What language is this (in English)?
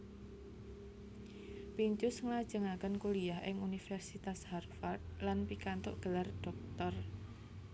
Javanese